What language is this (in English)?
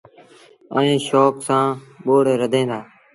Sindhi Bhil